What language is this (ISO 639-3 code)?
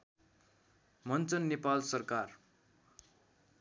nep